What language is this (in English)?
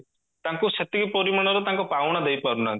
Odia